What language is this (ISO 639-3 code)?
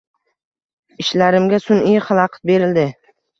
uzb